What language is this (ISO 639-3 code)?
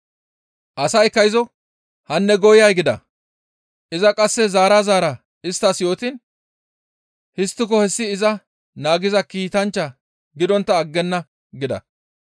gmv